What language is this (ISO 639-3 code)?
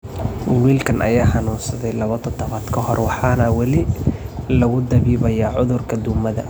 som